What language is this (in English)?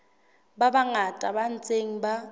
Southern Sotho